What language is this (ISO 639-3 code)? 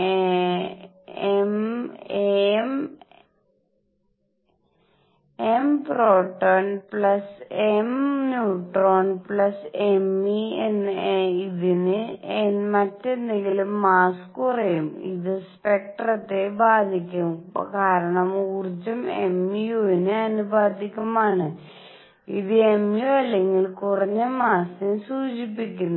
mal